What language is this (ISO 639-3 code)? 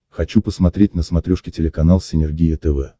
rus